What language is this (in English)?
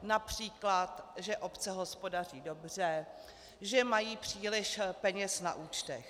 Czech